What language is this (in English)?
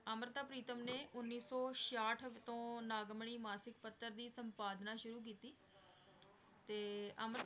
Punjabi